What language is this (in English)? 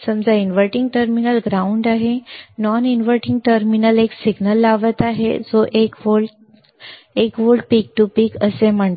Marathi